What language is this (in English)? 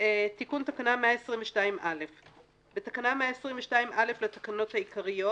Hebrew